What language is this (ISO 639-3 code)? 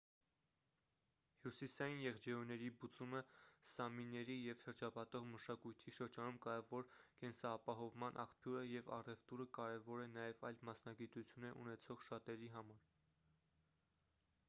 hye